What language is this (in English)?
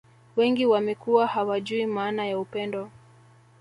Swahili